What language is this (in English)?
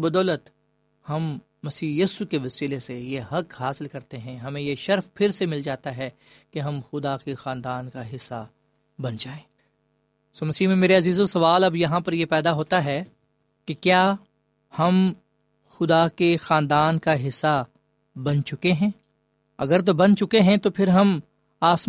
Urdu